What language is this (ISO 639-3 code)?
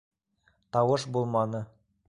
bak